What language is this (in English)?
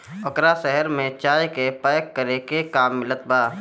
Bhojpuri